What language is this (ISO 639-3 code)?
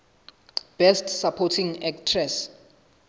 sot